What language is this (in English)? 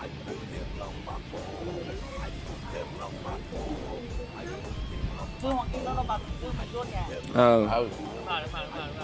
Vietnamese